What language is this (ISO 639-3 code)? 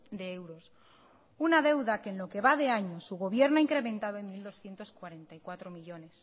spa